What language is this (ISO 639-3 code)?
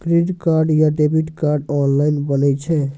mai